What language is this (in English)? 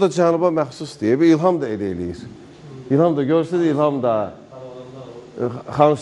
Turkish